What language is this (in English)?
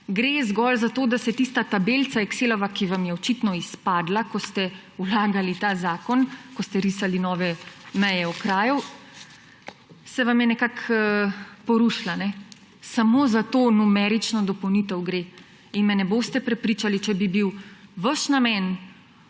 Slovenian